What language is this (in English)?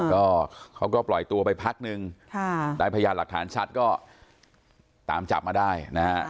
Thai